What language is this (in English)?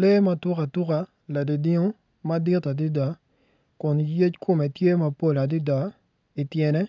Acoli